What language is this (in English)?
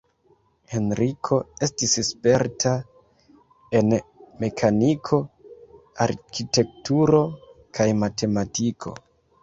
Esperanto